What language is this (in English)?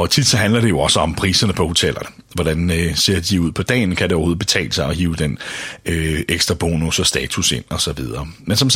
Danish